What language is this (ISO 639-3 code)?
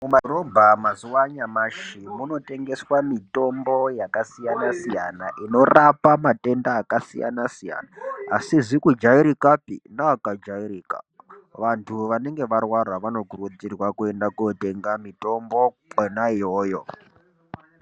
ndc